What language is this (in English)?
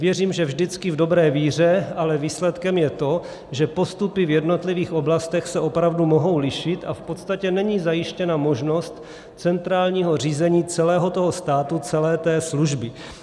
Czech